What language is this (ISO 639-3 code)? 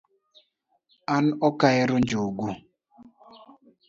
luo